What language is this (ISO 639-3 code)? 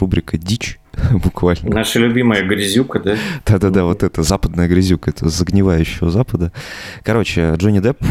rus